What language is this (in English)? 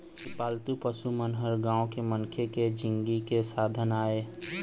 Chhattisgarhi